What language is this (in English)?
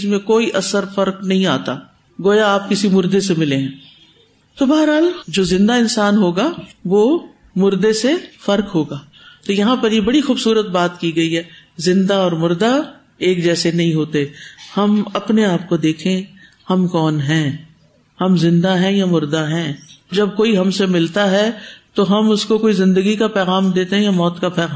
Urdu